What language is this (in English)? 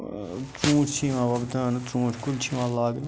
Kashmiri